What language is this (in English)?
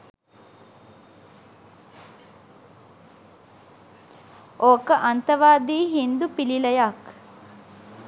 Sinhala